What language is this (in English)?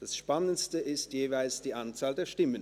Swiss German